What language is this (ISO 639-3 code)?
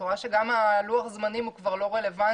heb